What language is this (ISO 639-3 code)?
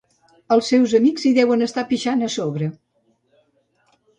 cat